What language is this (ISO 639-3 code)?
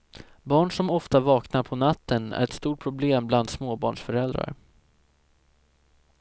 swe